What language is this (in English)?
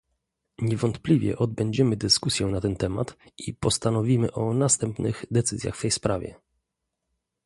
Polish